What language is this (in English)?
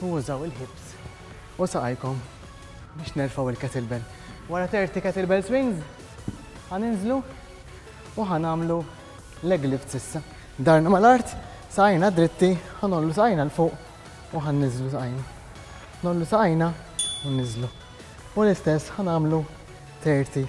Arabic